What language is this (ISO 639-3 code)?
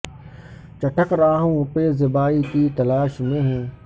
urd